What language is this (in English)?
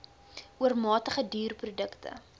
Afrikaans